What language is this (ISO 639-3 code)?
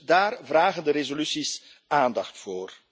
nld